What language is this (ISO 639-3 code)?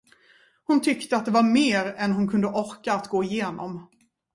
swe